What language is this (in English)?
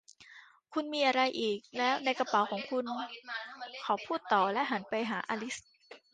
Thai